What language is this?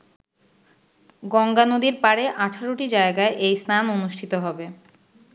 Bangla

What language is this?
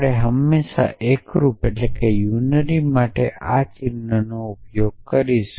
Gujarati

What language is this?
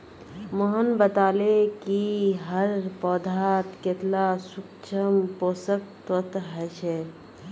Magahi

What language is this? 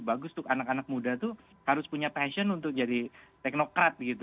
Indonesian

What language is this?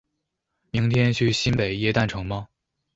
Chinese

